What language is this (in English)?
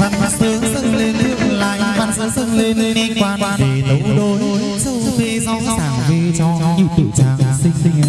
Vietnamese